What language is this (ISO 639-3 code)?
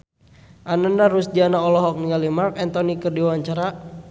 sun